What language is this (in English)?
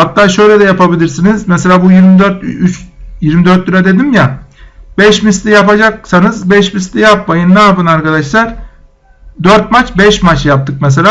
Turkish